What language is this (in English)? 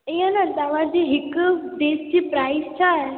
Sindhi